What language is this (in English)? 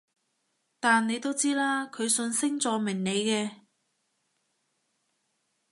Cantonese